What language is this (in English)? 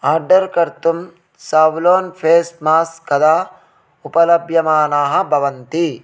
Sanskrit